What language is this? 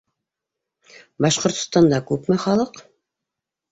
Bashkir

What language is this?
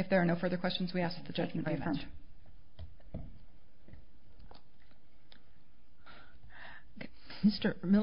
English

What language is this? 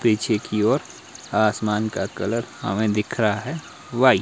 Hindi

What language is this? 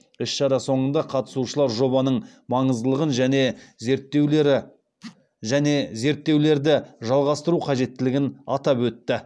Kazakh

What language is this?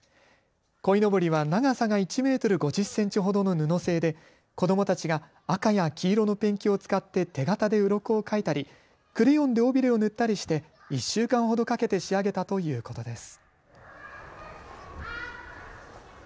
Japanese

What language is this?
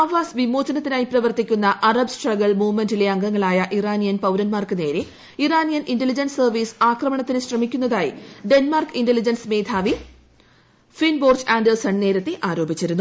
Malayalam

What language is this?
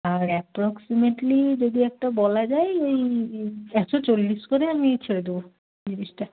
Bangla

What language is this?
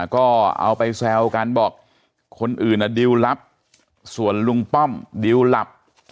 Thai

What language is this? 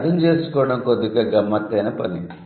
Telugu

